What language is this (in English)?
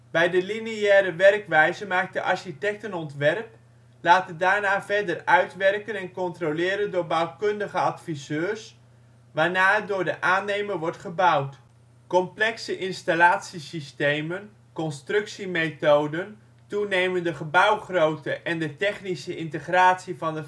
Dutch